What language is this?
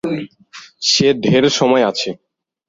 Bangla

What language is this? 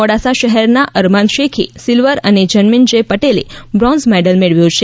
Gujarati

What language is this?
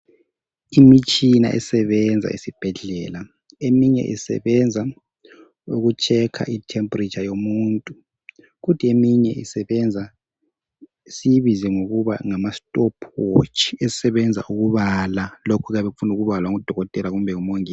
North Ndebele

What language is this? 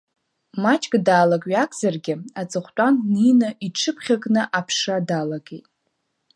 Abkhazian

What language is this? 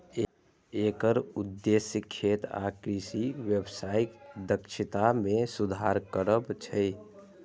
Maithili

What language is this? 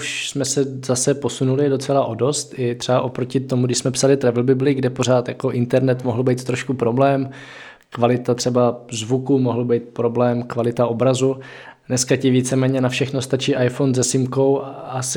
Czech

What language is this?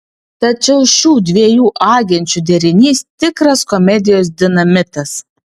Lithuanian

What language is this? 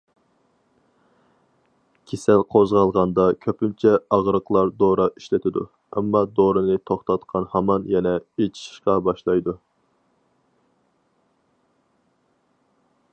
Uyghur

